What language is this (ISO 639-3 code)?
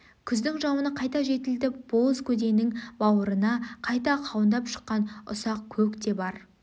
kaz